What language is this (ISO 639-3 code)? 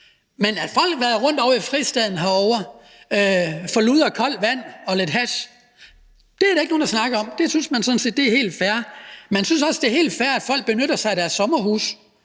dan